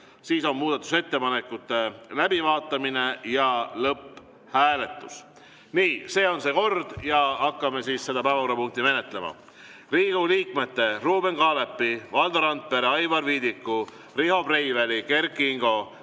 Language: Estonian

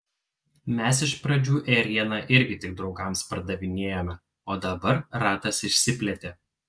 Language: Lithuanian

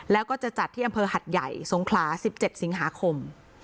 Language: Thai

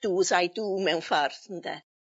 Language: Welsh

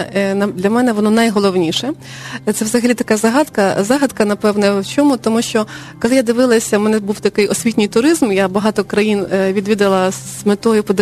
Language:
Ukrainian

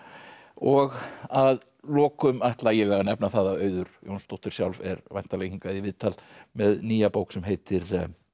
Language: Icelandic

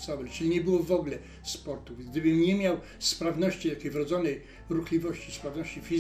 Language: Polish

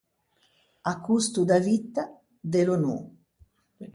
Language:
Ligurian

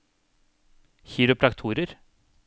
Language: Norwegian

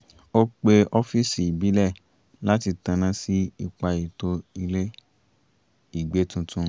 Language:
Yoruba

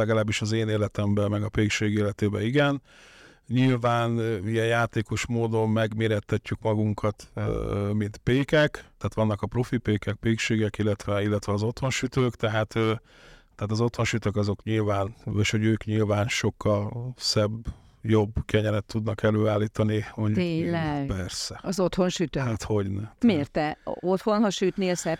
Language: Hungarian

